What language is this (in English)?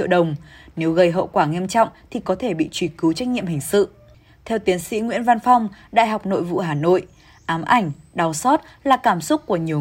Vietnamese